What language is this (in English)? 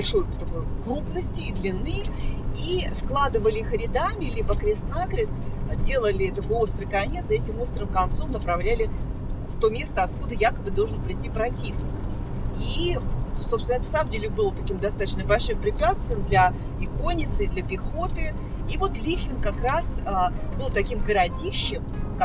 Russian